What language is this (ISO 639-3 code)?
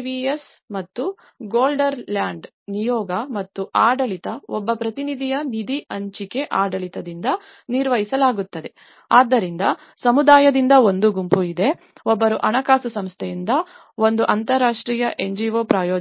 kan